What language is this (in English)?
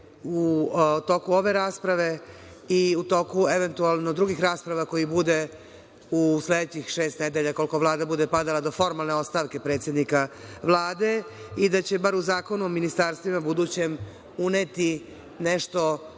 Serbian